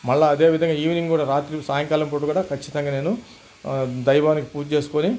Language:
Telugu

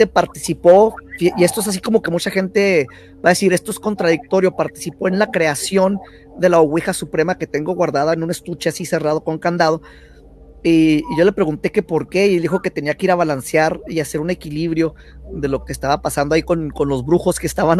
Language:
Spanish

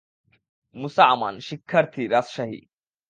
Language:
Bangla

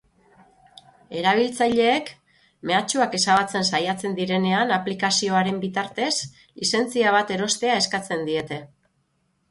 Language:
Basque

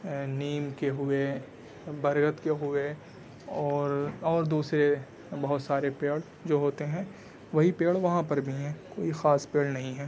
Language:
Urdu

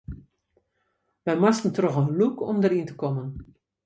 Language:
Western Frisian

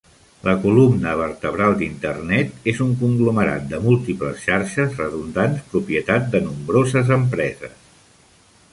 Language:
Catalan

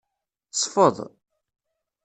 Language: Kabyle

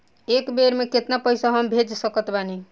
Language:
Bhojpuri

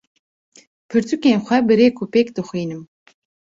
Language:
Kurdish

